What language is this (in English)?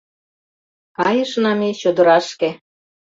Mari